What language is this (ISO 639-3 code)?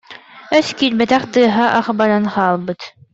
sah